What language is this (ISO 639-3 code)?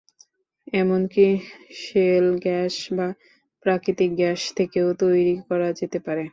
ben